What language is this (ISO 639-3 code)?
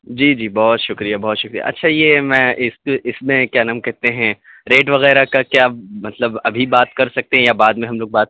urd